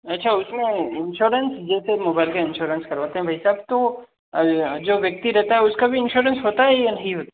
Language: Hindi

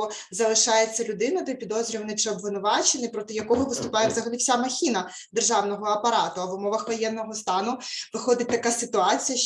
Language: Ukrainian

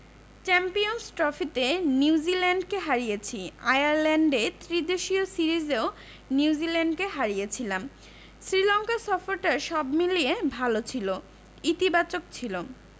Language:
Bangla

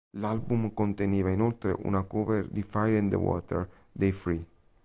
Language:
Italian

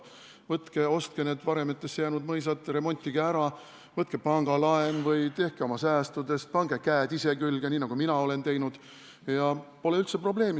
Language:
Estonian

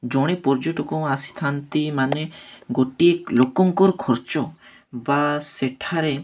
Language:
Odia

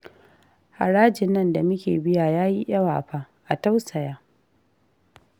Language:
Hausa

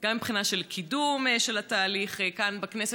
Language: Hebrew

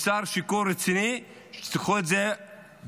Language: Hebrew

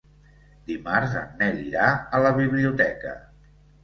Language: Catalan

